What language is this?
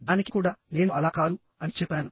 Telugu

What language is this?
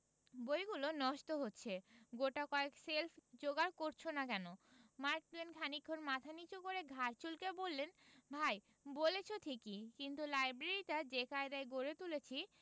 Bangla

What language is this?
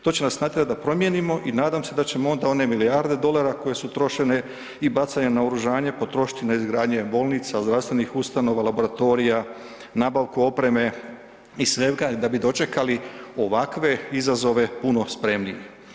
Croatian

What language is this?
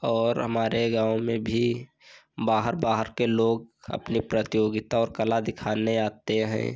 Hindi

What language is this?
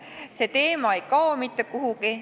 Estonian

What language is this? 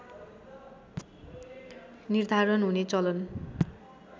Nepali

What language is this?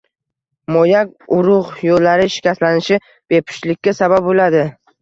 Uzbek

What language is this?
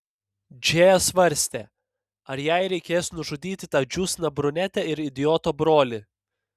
Lithuanian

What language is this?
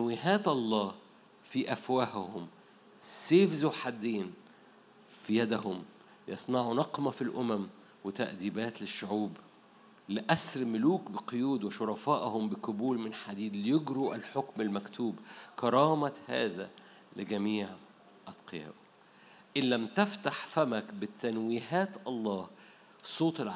Arabic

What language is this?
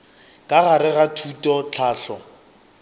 Northern Sotho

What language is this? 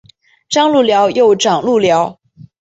Chinese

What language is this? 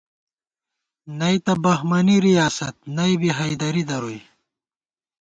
Gawar-Bati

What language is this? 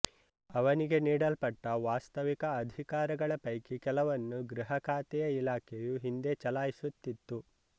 Kannada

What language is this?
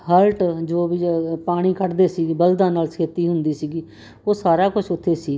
Punjabi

